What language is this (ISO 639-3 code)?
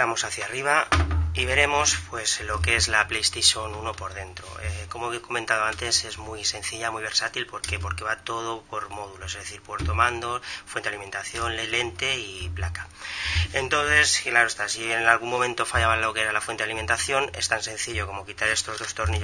spa